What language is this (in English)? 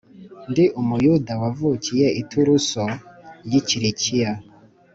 Kinyarwanda